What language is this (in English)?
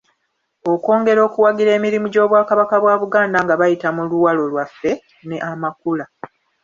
Ganda